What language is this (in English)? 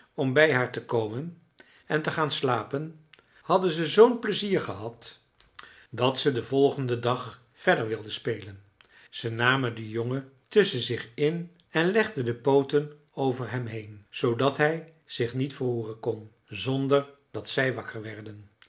Dutch